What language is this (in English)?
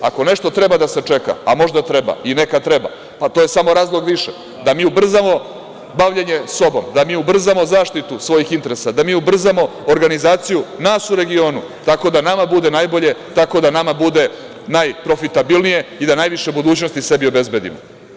Serbian